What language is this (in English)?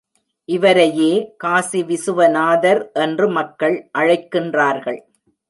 Tamil